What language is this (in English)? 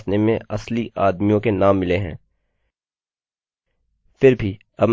Hindi